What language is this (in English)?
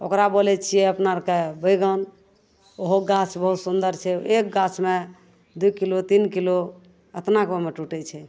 Maithili